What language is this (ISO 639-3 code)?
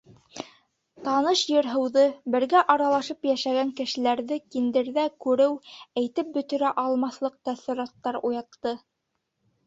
bak